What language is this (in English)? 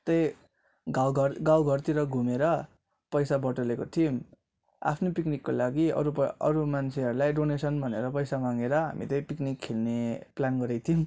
Nepali